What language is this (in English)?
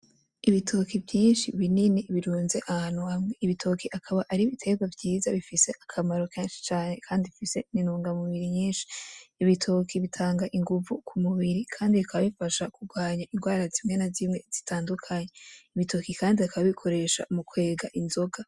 Rundi